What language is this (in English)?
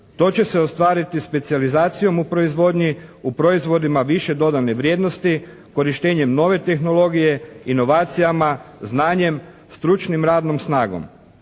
Croatian